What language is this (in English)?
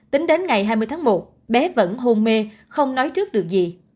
Vietnamese